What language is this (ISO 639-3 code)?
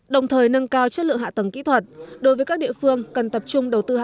vie